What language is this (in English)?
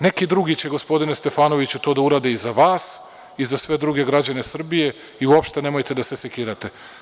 Serbian